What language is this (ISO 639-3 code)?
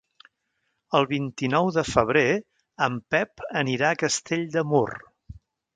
cat